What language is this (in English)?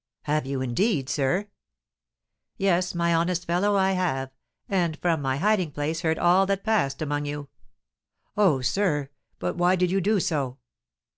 English